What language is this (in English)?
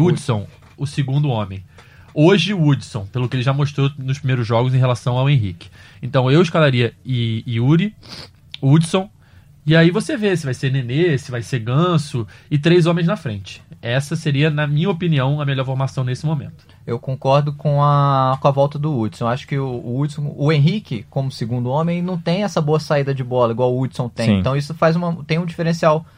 Portuguese